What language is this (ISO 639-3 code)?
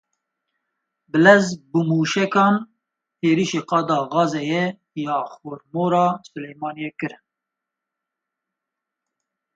kur